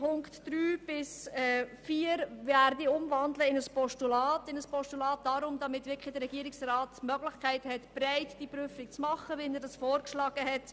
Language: Swiss German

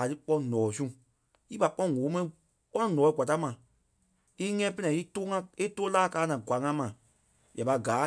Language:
Kpelle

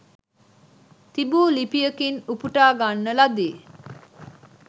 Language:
Sinhala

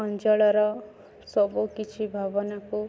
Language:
Odia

